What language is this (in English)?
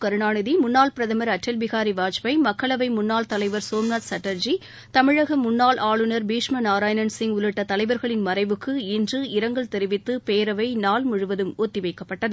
Tamil